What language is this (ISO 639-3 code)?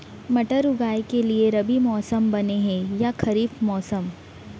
hne